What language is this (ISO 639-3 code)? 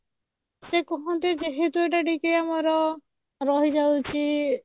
ori